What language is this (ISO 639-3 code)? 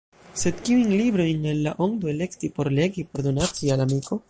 epo